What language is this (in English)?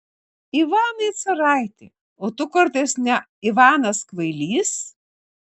Lithuanian